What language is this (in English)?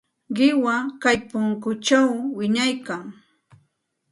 Santa Ana de Tusi Pasco Quechua